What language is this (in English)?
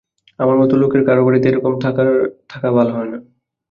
Bangla